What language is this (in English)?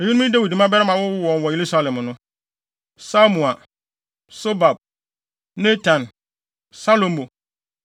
Akan